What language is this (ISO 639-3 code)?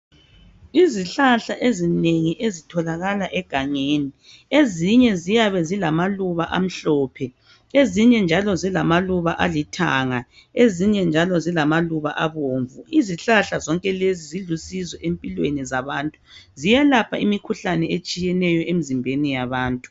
nde